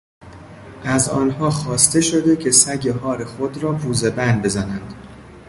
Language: Persian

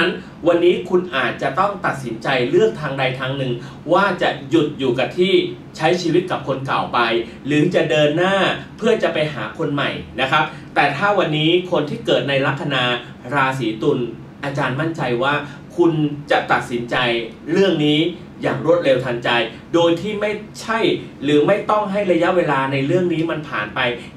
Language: Thai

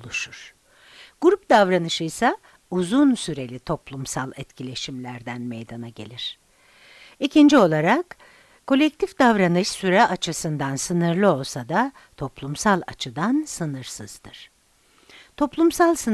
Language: Turkish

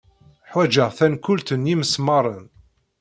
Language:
Kabyle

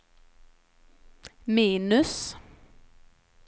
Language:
Swedish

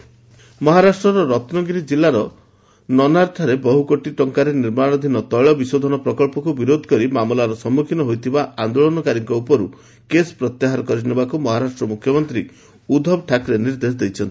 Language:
Odia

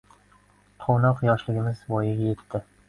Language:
Uzbek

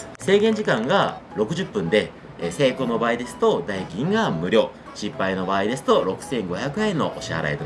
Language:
Japanese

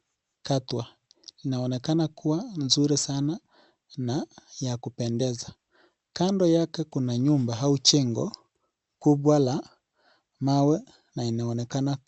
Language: Swahili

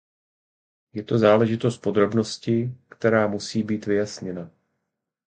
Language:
Czech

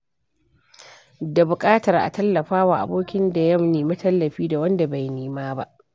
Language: Hausa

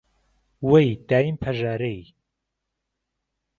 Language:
Central Kurdish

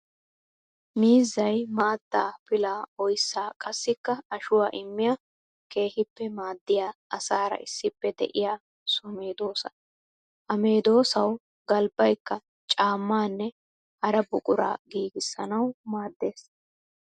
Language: Wolaytta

